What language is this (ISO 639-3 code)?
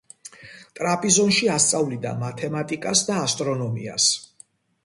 kat